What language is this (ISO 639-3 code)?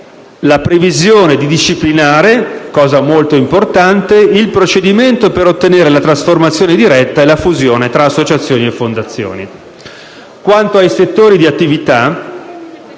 ita